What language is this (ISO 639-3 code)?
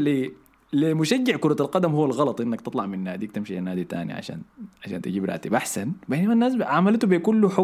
ara